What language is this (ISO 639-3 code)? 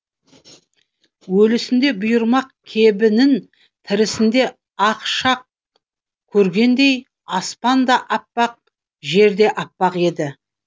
kaz